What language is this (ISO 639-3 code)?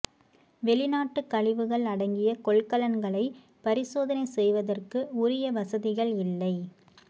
tam